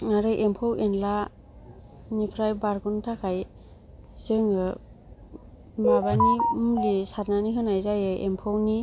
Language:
Bodo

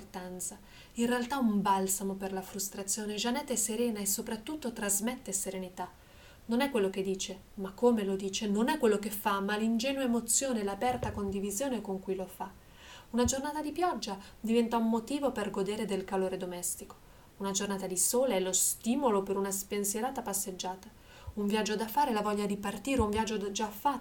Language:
Italian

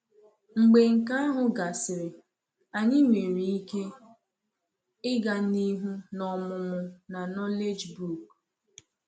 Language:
Igbo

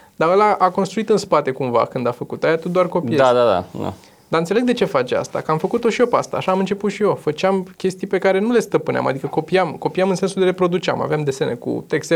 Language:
Romanian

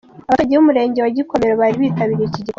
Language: Kinyarwanda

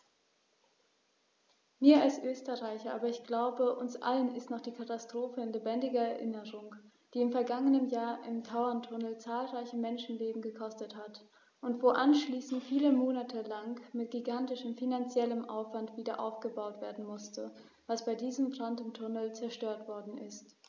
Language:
German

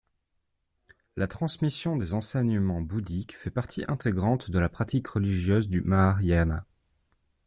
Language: French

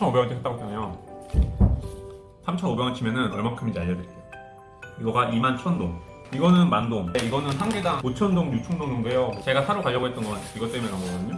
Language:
Korean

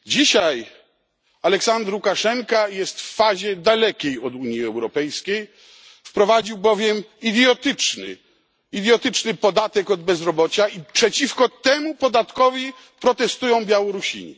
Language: Polish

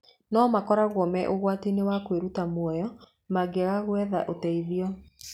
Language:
Kikuyu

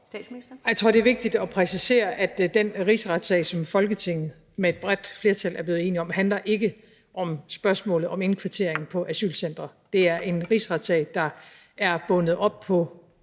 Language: Danish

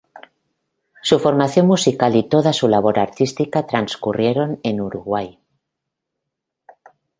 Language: Spanish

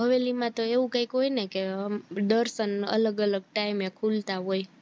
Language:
Gujarati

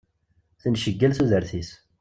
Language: Kabyle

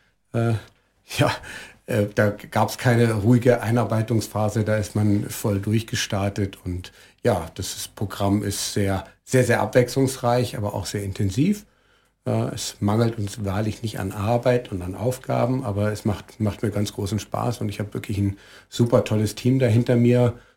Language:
German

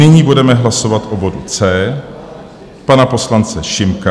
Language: Czech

